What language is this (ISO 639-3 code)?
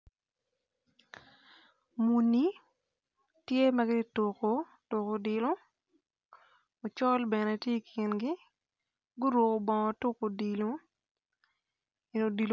ach